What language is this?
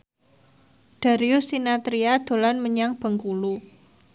Javanese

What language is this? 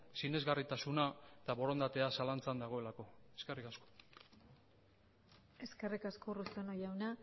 Basque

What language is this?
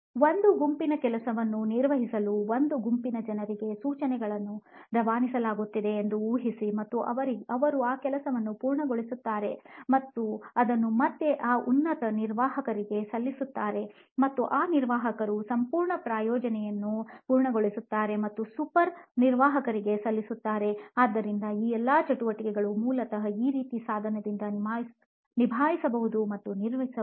Kannada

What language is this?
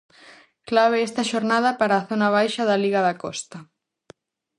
Galician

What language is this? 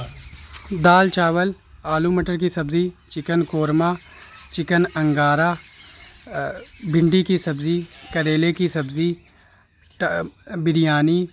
Urdu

